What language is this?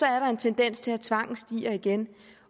Danish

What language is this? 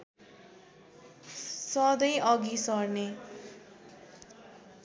Nepali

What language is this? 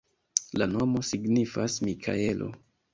Esperanto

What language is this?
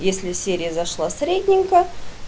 Russian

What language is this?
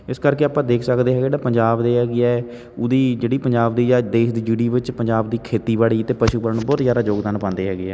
Punjabi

